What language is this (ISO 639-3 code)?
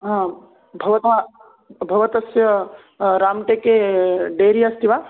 san